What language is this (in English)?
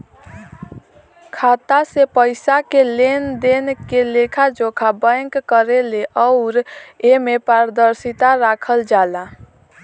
Bhojpuri